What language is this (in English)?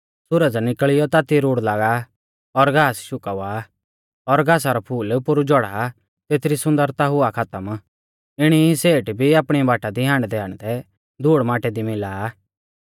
Mahasu Pahari